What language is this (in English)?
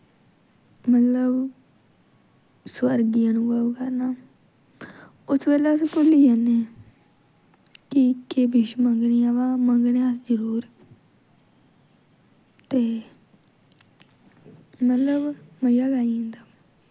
Dogri